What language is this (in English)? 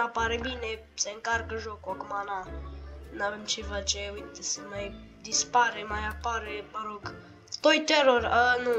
Romanian